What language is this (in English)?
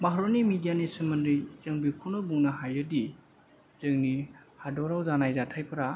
Bodo